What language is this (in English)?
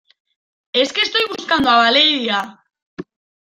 Spanish